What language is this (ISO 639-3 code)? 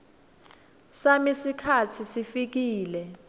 ssw